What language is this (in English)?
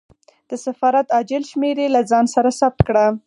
Pashto